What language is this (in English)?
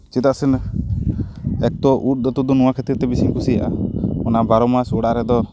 Santali